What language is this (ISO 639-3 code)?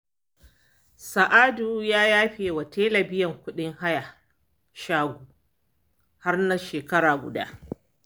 hau